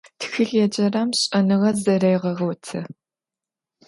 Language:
Adyghe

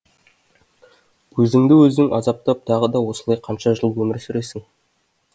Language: Kazakh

